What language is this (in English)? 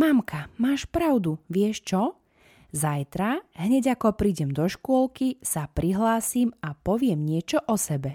Slovak